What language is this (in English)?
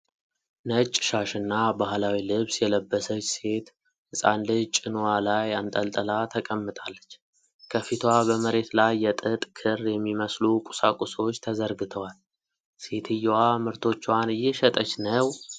Amharic